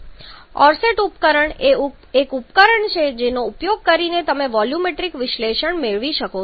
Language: Gujarati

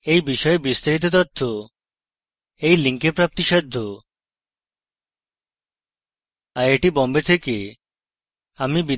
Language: Bangla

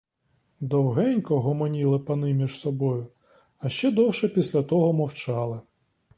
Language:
Ukrainian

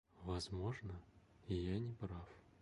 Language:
Russian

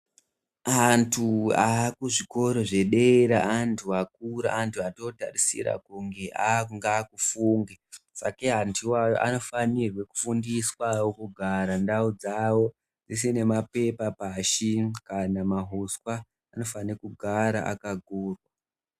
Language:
Ndau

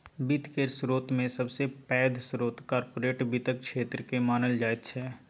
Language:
Maithili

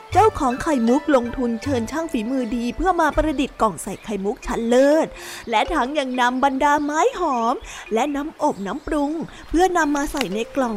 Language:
Thai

